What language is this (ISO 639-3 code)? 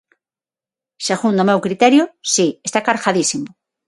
glg